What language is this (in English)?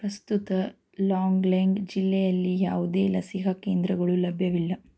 Kannada